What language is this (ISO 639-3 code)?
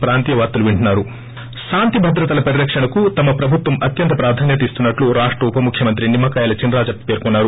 tel